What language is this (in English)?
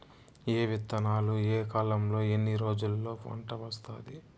Telugu